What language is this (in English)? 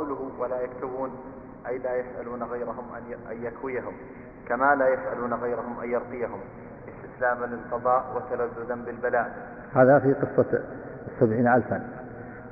Arabic